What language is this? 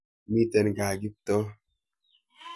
Kalenjin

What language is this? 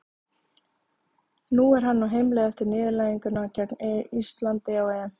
Icelandic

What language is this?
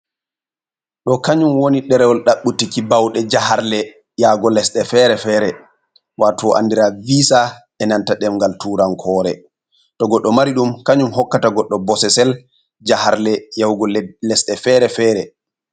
Fula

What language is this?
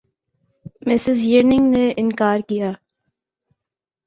Urdu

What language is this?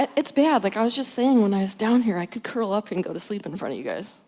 English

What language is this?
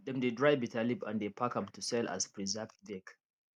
Nigerian Pidgin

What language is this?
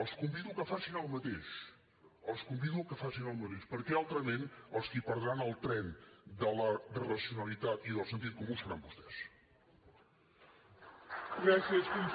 Catalan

